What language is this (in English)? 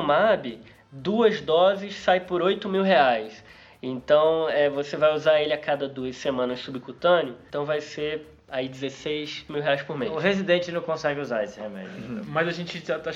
Portuguese